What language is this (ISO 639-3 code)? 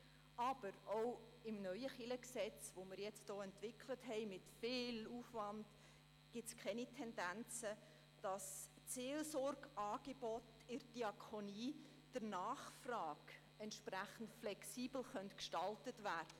gsw